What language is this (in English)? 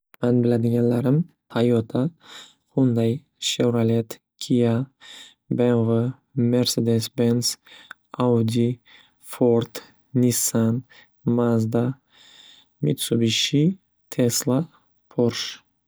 Uzbek